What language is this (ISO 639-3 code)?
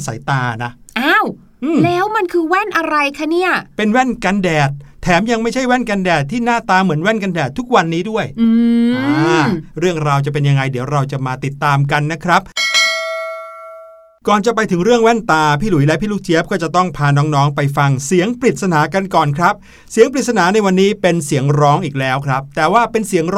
tha